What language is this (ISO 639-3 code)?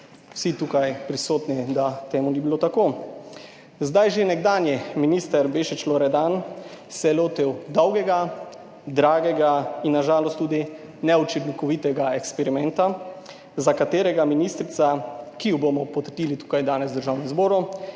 slv